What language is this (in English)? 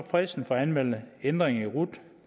Danish